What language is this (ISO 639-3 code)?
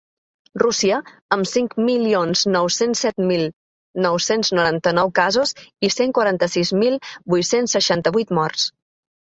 cat